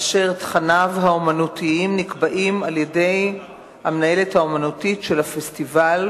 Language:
Hebrew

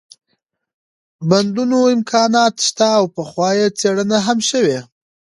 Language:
Pashto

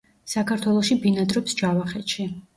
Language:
Georgian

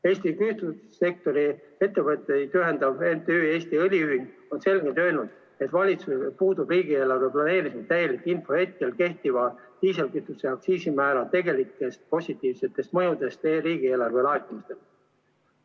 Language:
Estonian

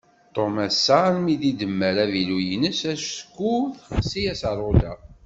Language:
Kabyle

